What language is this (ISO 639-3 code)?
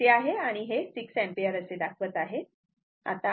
mar